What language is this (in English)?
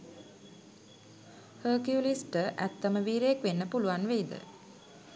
Sinhala